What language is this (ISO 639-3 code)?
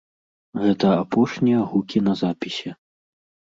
bel